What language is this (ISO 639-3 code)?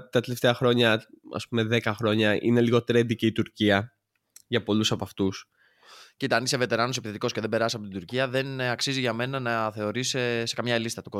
ell